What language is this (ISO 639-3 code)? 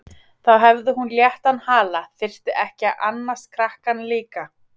isl